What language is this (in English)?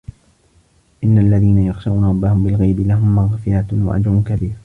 Arabic